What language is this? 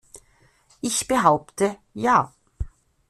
German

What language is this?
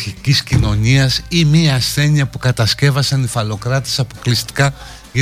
Greek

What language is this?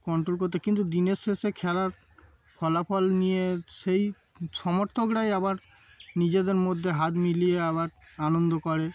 Bangla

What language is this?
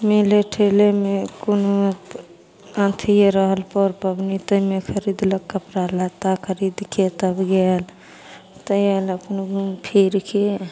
Maithili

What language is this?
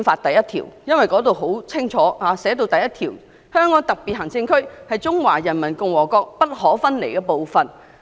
Cantonese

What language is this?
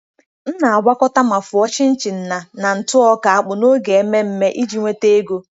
Igbo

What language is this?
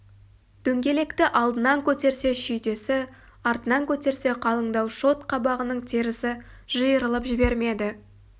Kazakh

